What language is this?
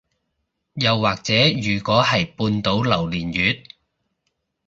Cantonese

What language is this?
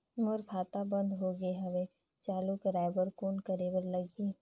Chhattisgarhi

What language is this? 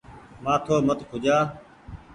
Goaria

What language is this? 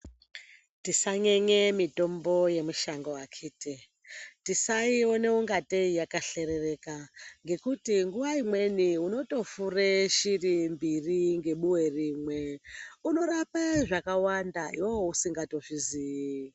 Ndau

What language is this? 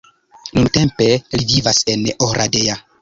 Esperanto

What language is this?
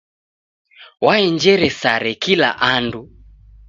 Taita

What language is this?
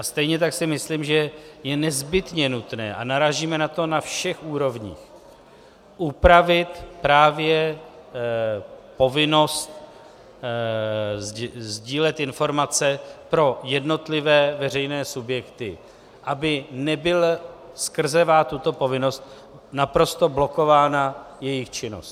Czech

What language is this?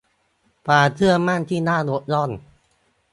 Thai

